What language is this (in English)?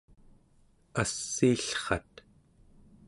Central Yupik